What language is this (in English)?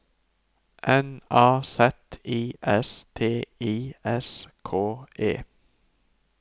Norwegian